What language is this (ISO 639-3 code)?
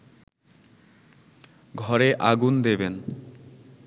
ben